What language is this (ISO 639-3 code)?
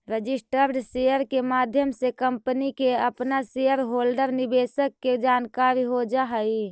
mag